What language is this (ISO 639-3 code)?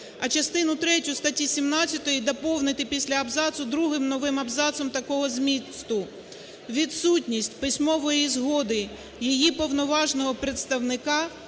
ukr